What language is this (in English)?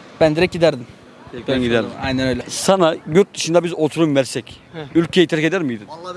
Turkish